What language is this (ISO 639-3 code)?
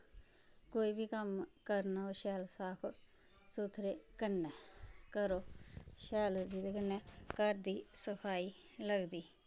doi